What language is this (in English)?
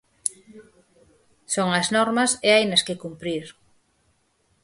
Galician